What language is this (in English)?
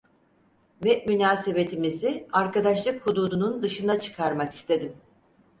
Turkish